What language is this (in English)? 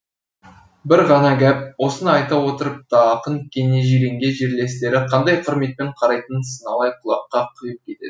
Kazakh